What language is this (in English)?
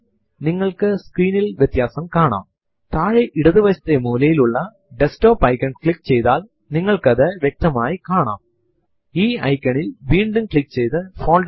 Malayalam